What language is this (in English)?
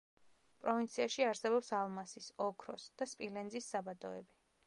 Georgian